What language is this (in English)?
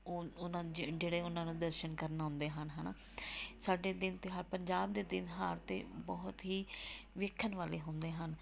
Punjabi